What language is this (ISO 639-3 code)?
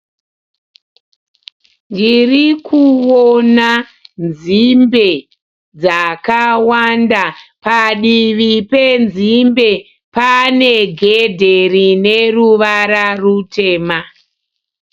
sna